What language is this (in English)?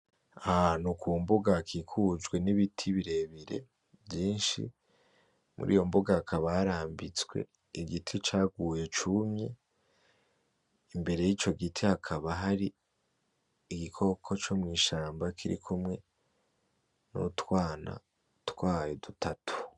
Rundi